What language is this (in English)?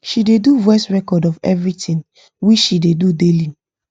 Nigerian Pidgin